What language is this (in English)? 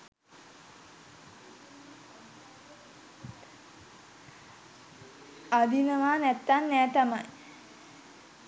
Sinhala